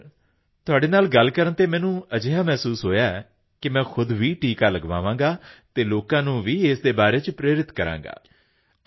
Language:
Punjabi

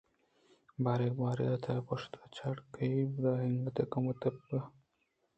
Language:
Eastern Balochi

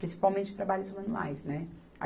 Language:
Portuguese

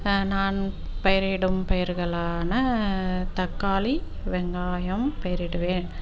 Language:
Tamil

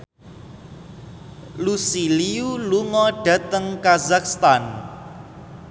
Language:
Javanese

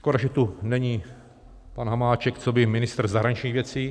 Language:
Czech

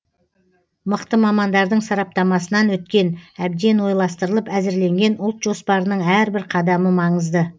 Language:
Kazakh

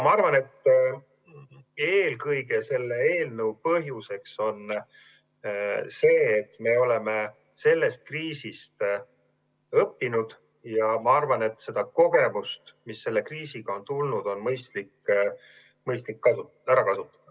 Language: Estonian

